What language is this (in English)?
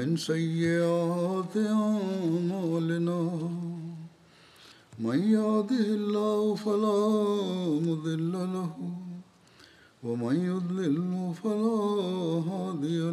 Bulgarian